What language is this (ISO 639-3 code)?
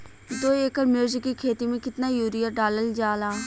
bho